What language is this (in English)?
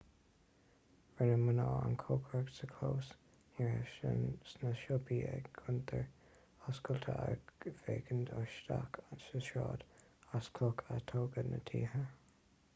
Irish